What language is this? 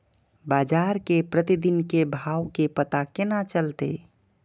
Maithili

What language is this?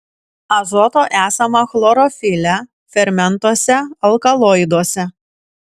Lithuanian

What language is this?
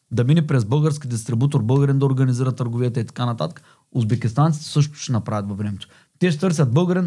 Bulgarian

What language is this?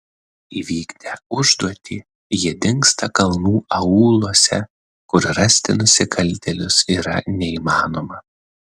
Lithuanian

